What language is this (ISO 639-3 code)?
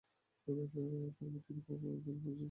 ben